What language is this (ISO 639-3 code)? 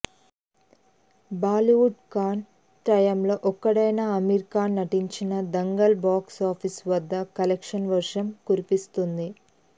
tel